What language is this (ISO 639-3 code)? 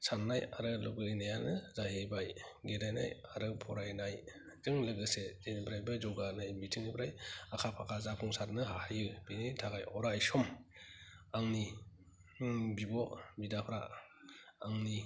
brx